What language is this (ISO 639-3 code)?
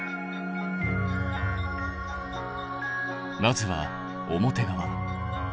jpn